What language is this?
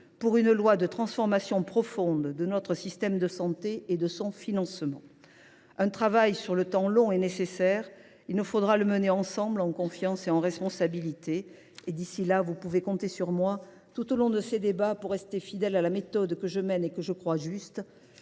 French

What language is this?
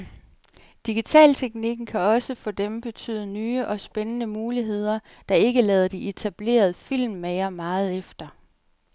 Danish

